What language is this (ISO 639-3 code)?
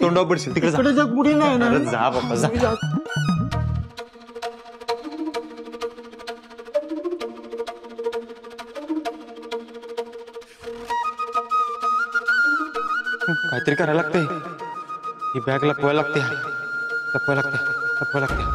hin